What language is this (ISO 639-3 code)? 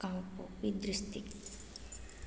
mni